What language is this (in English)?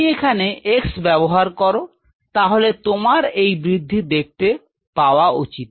Bangla